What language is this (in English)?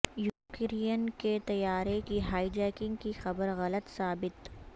Urdu